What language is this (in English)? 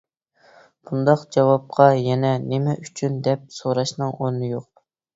Uyghur